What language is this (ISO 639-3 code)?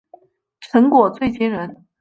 zho